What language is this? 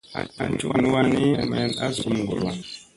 Musey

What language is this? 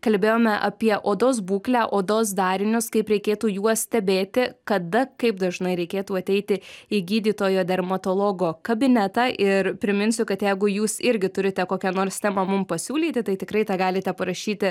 Lithuanian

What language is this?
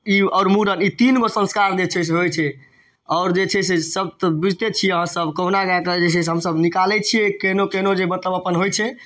Maithili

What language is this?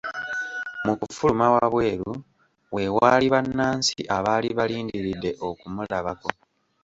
Ganda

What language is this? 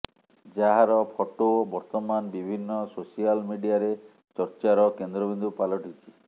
Odia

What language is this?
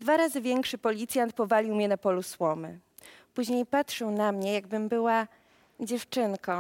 Polish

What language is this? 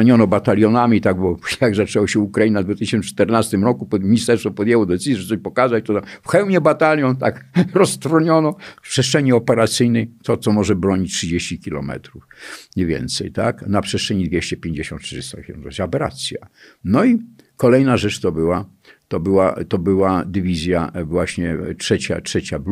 Polish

